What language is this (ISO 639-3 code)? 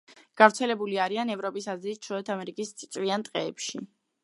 kat